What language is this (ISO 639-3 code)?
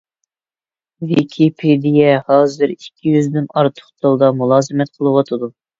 uig